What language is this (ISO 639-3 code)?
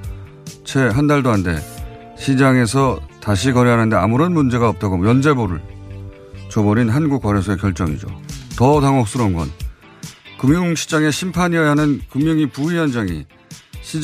kor